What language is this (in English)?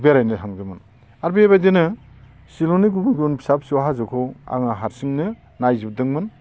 Bodo